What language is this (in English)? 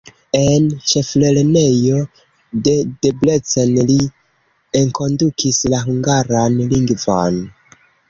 Esperanto